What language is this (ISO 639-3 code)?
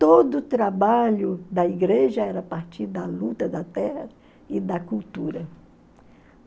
por